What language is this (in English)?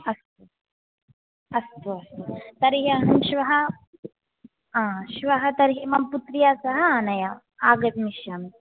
Sanskrit